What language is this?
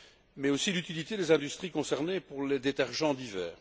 French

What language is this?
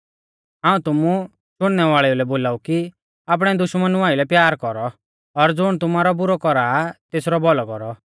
Mahasu Pahari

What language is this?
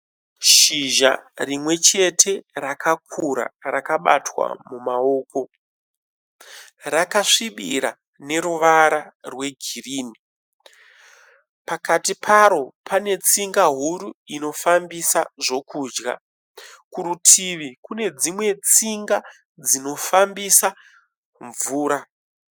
Shona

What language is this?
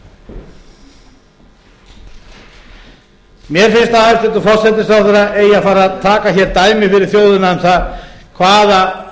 Icelandic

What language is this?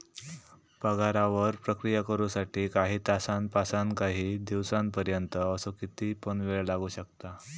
Marathi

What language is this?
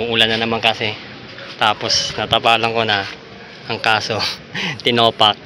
Filipino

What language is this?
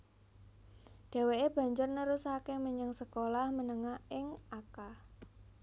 Javanese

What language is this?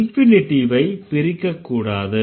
Tamil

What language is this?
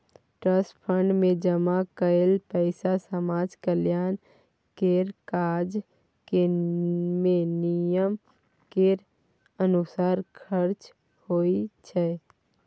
Maithili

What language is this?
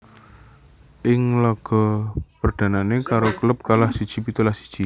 Javanese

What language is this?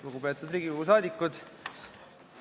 Estonian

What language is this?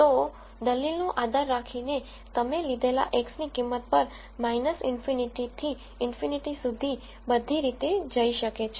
Gujarati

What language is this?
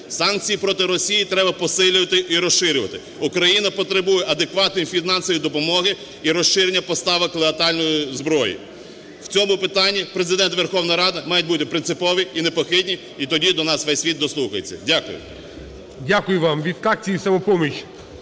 Ukrainian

